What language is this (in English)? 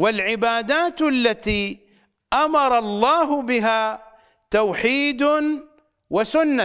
Arabic